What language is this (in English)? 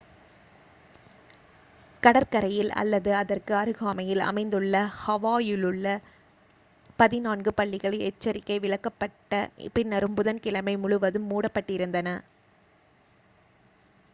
Tamil